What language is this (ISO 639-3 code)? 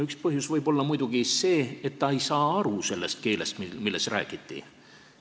est